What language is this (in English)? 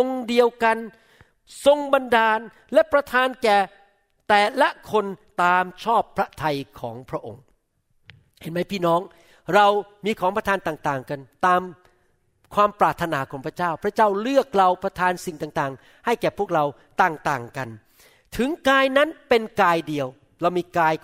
Thai